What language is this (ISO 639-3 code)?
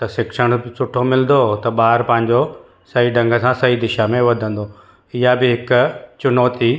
snd